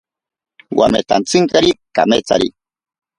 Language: Ashéninka Perené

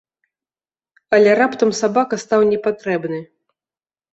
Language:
Belarusian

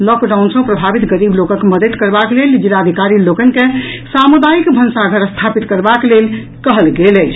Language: Maithili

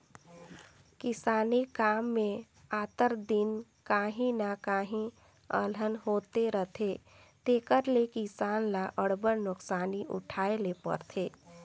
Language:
Chhattisgarhi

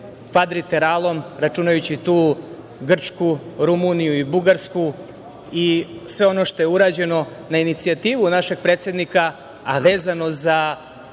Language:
Serbian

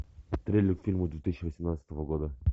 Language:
Russian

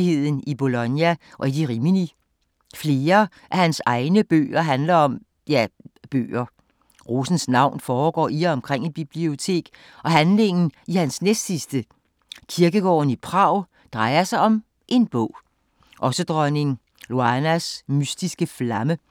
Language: Danish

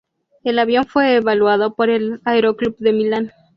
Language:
Spanish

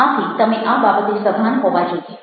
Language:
Gujarati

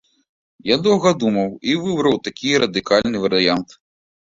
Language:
Belarusian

